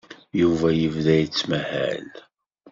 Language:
Kabyle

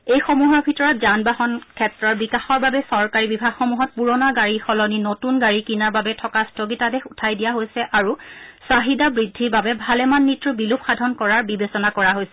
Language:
Assamese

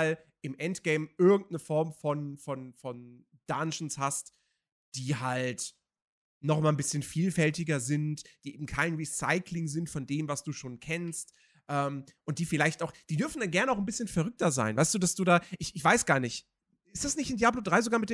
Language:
German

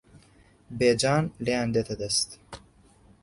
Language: Central Kurdish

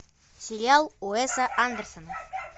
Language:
Russian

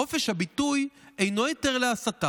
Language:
Hebrew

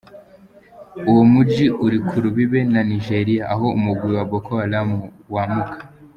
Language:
Kinyarwanda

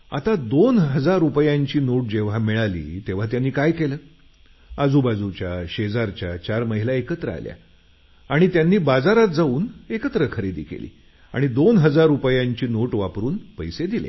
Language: Marathi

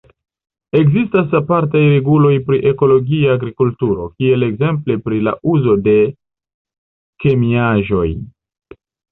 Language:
Esperanto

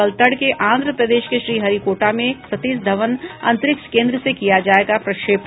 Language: Hindi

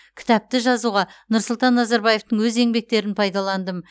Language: Kazakh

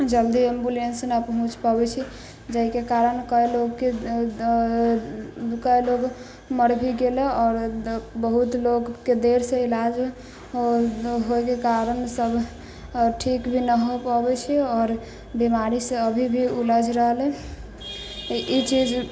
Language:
Maithili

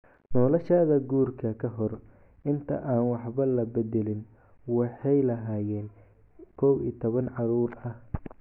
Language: Somali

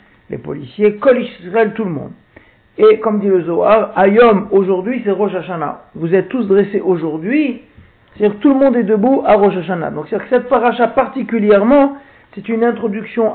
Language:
French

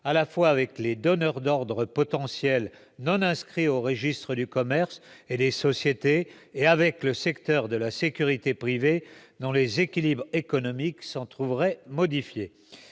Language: French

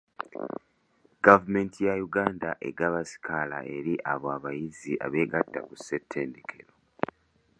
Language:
Ganda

